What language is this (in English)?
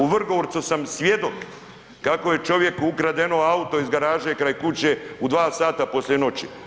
Croatian